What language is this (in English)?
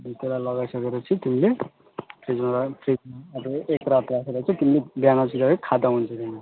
Nepali